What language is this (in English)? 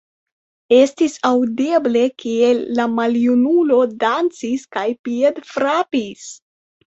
Esperanto